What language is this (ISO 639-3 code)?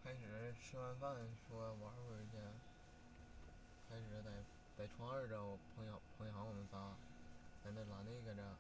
zho